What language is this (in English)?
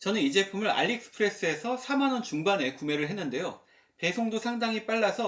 Korean